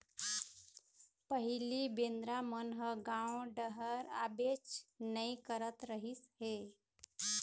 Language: Chhattisgarhi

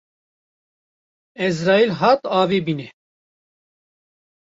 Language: Kurdish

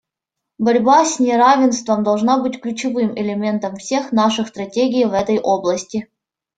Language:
Russian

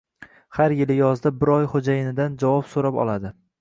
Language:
Uzbek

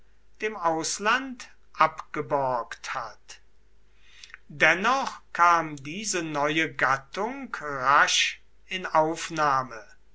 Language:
German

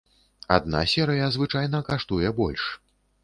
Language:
Belarusian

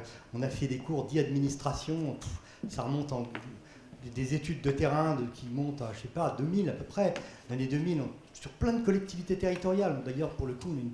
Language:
French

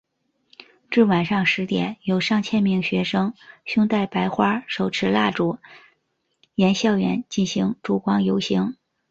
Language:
Chinese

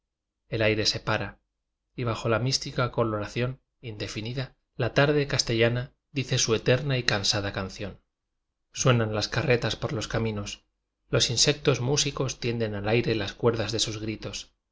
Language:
Spanish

